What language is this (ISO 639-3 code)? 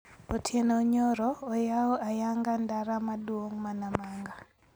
luo